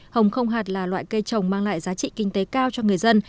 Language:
Vietnamese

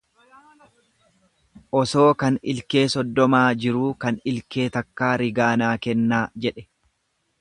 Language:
Oromo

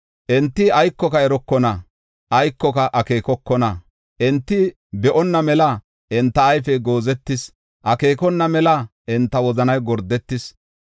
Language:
Gofa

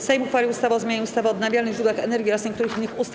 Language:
Polish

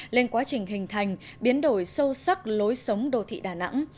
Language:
Vietnamese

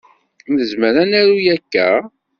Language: Kabyle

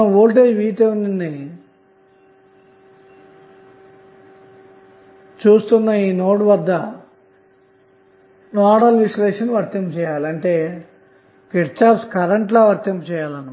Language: Telugu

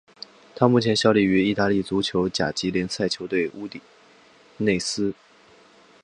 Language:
Chinese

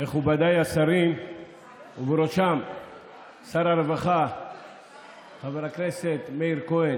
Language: Hebrew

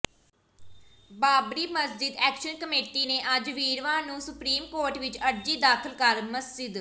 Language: Punjabi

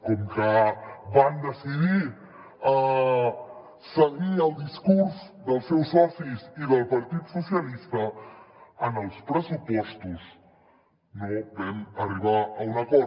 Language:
Catalan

